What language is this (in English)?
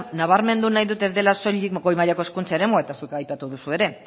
Basque